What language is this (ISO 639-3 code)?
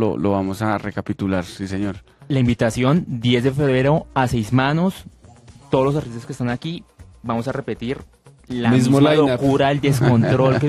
spa